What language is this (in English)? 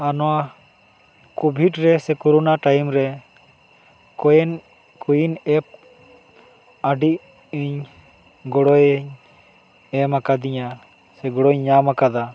Santali